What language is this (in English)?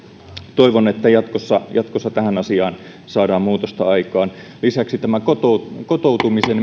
Finnish